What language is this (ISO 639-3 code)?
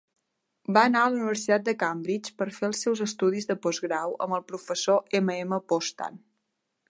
cat